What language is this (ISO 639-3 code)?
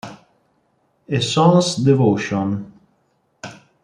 ita